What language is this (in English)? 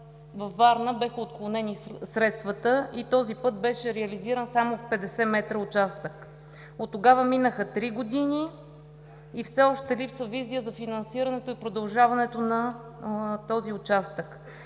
Bulgarian